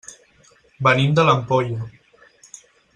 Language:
Catalan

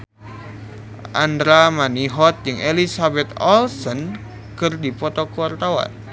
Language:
Sundanese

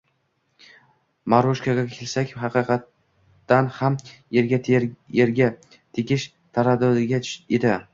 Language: Uzbek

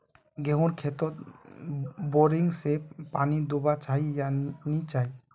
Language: Magahi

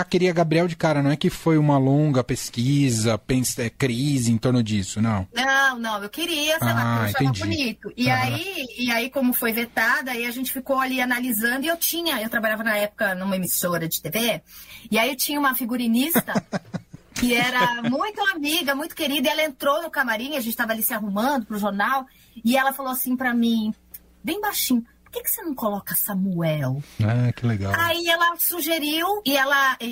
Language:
Portuguese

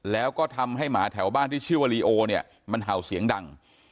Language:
Thai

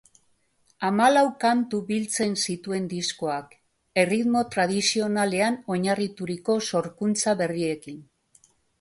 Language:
Basque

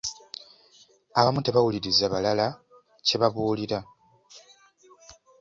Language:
Ganda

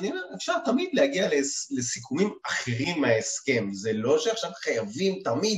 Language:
Hebrew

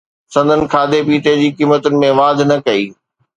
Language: Sindhi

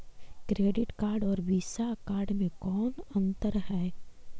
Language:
Magahi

